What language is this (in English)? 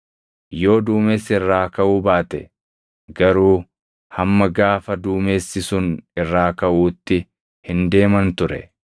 Oromo